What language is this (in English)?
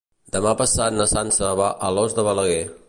Catalan